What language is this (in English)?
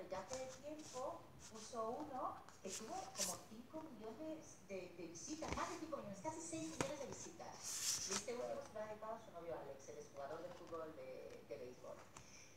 Spanish